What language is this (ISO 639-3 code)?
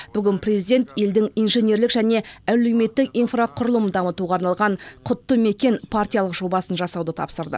kaz